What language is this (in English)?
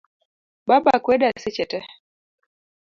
Luo (Kenya and Tanzania)